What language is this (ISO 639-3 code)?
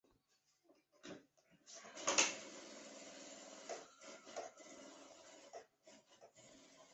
zho